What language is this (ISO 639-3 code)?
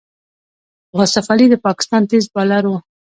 pus